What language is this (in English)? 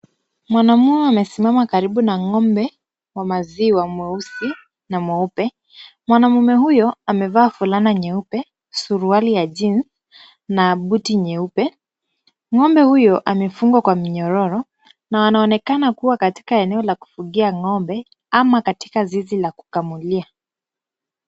Swahili